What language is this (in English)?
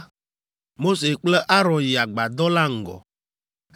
Ewe